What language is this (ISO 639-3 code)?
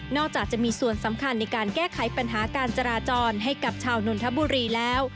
tha